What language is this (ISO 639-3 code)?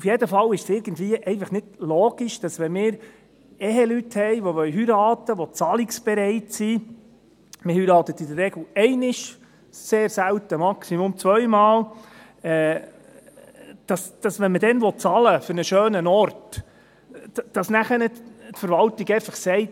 gsw